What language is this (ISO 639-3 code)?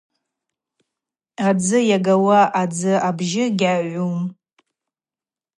abq